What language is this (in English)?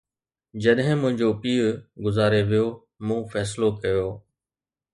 Sindhi